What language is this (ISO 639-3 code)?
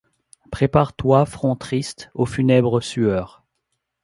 fra